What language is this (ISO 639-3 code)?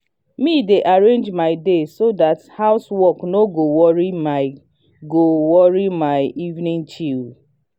pcm